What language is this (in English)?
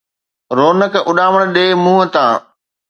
Sindhi